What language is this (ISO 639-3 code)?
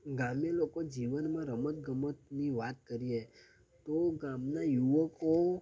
guj